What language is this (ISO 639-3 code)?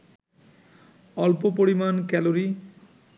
ben